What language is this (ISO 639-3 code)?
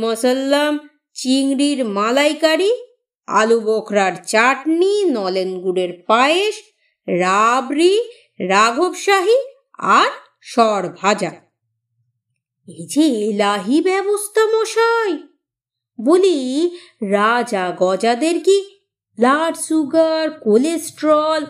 ben